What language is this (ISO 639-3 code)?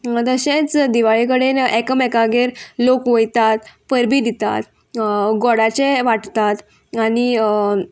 kok